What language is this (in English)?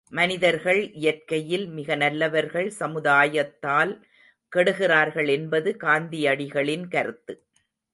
Tamil